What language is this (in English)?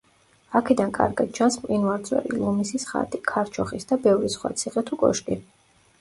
Georgian